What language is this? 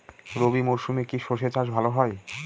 Bangla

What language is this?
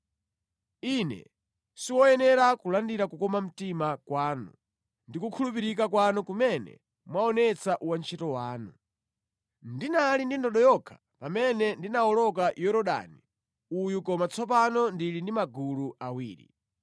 Nyanja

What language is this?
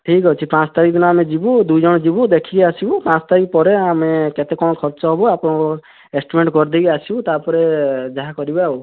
Odia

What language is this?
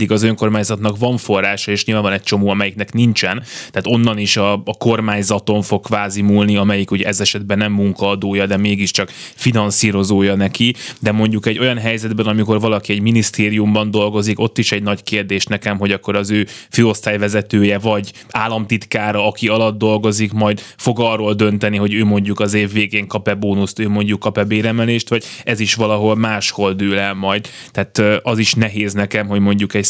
Hungarian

